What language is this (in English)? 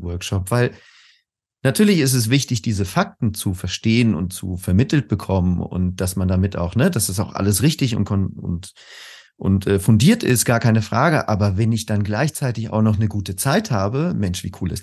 German